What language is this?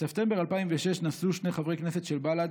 Hebrew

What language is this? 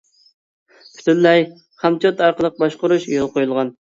Uyghur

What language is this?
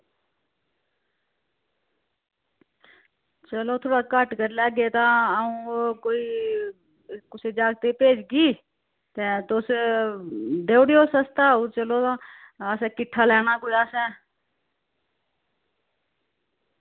Dogri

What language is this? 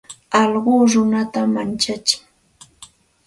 Santa Ana de Tusi Pasco Quechua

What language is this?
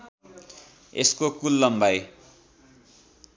Nepali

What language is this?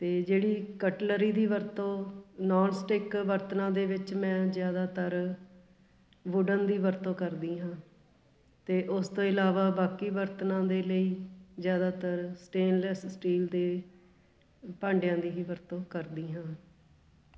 Punjabi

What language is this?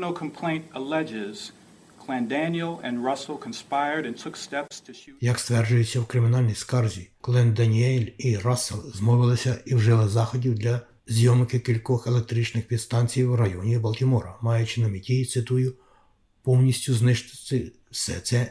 Ukrainian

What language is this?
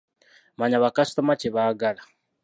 Ganda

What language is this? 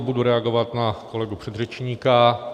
Czech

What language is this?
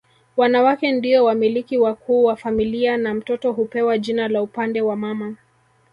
Swahili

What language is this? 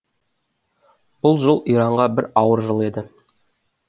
Kazakh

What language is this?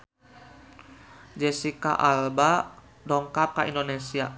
Sundanese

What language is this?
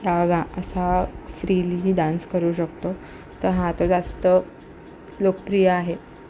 Marathi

